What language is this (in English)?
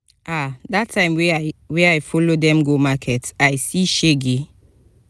Nigerian Pidgin